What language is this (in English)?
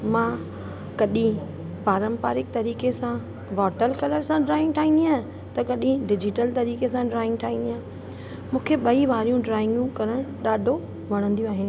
Sindhi